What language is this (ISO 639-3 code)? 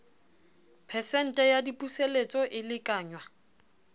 sot